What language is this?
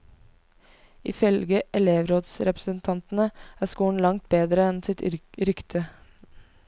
Norwegian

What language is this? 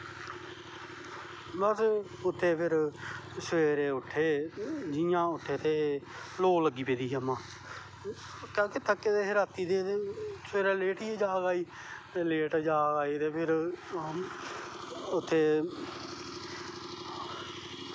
Dogri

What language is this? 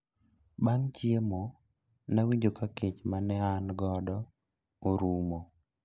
Luo (Kenya and Tanzania)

